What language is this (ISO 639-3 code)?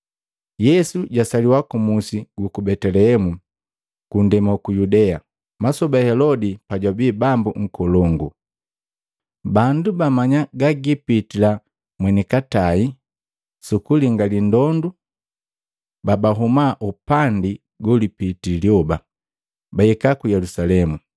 mgv